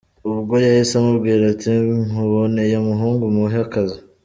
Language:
Kinyarwanda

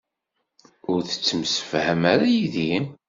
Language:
Kabyle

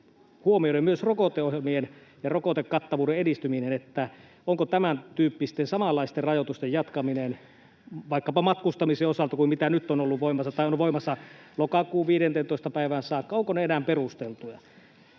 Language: Finnish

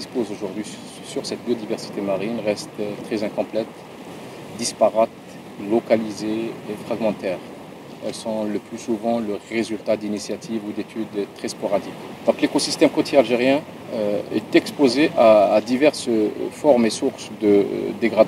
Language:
French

